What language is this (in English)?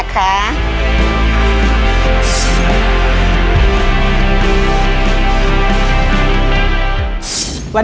Thai